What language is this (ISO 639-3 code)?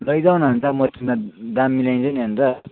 nep